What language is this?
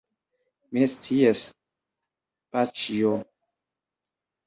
Esperanto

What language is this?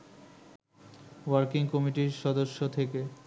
Bangla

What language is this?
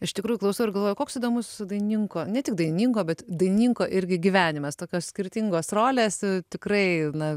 Lithuanian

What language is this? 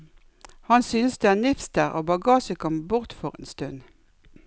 Norwegian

